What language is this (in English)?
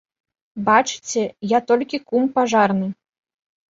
Belarusian